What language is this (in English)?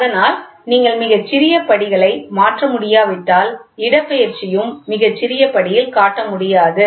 Tamil